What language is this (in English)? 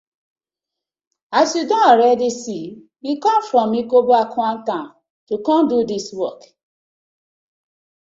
Nigerian Pidgin